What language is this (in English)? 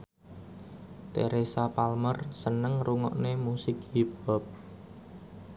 Javanese